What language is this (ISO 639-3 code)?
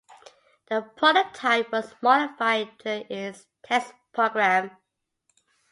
eng